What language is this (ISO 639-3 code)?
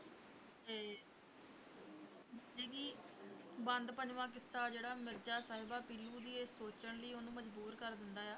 pan